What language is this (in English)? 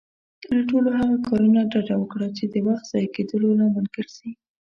Pashto